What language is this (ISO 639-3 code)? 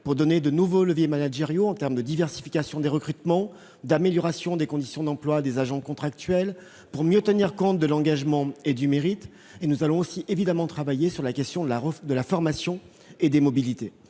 fra